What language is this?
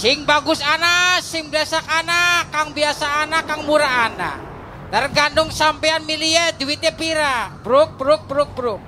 Indonesian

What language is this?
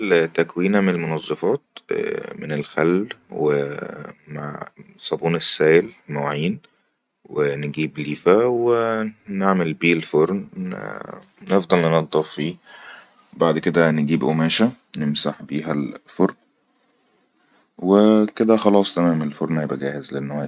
Egyptian Arabic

